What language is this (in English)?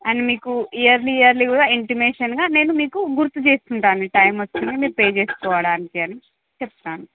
Telugu